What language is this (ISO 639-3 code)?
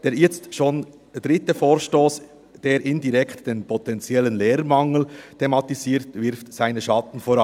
gsw